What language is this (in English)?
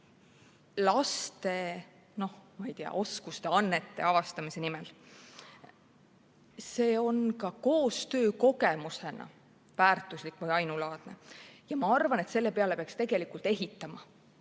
Estonian